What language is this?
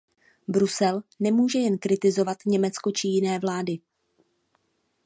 Czech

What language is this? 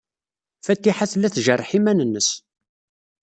Kabyle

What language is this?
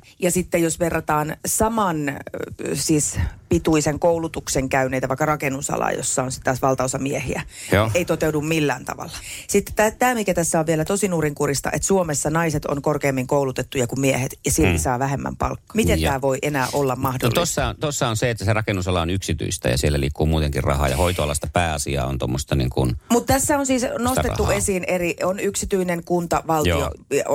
Finnish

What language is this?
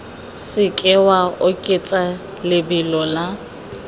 Tswana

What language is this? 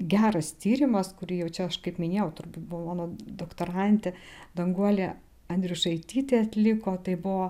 Lithuanian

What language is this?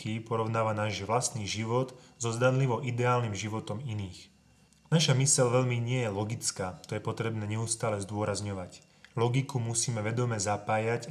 Slovak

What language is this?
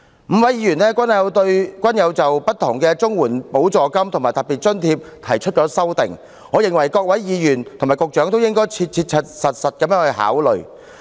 Cantonese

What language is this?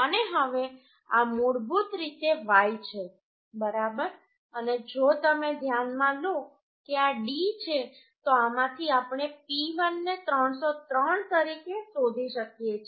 Gujarati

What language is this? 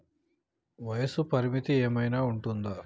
Telugu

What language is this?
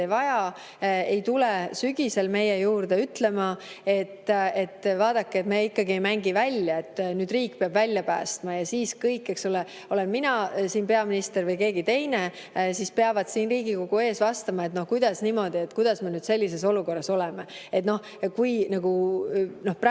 Estonian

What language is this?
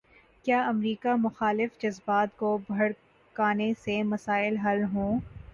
Urdu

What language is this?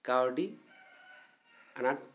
Santali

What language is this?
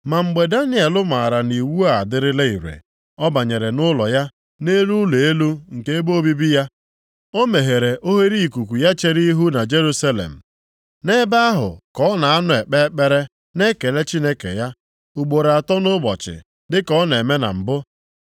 Igbo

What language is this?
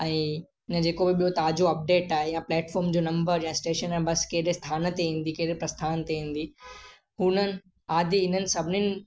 Sindhi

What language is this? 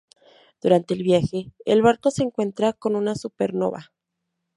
Spanish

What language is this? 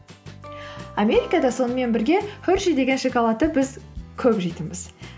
Kazakh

